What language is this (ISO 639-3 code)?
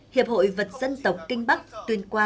vie